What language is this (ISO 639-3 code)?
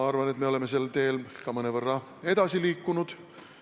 est